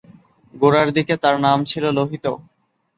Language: Bangla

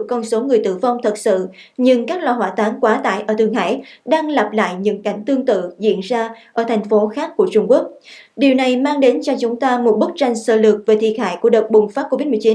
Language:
Vietnamese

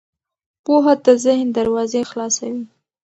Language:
Pashto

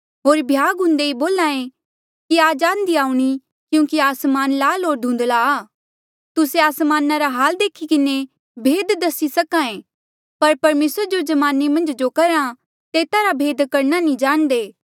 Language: Mandeali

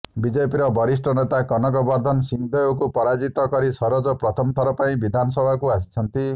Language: Odia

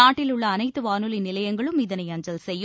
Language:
Tamil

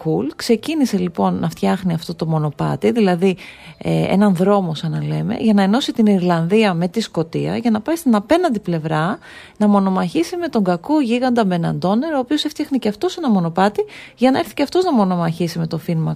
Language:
Greek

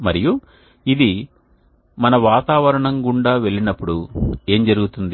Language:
Telugu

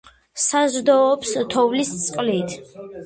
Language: Georgian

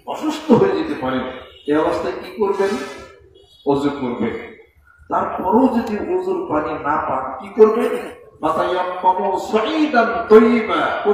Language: Arabic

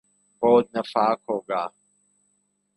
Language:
Urdu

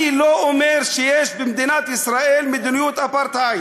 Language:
Hebrew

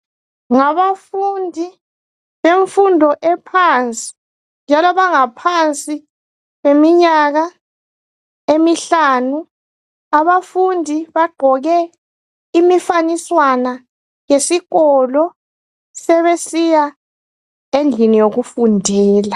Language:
North Ndebele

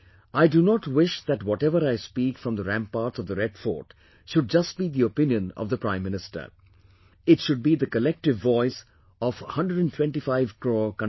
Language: English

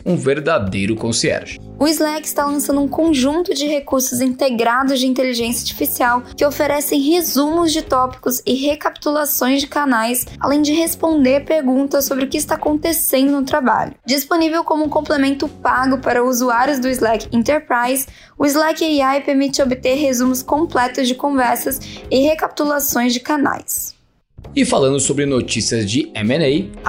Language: Portuguese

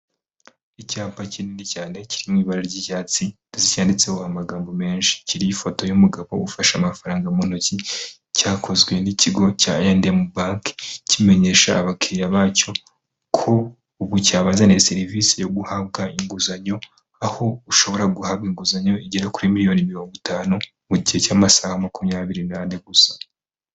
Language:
Kinyarwanda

